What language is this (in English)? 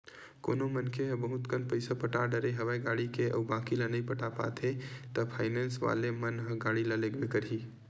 Chhattisgarhi